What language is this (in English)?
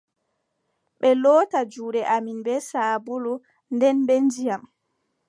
Adamawa Fulfulde